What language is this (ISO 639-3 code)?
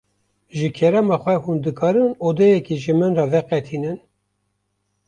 kur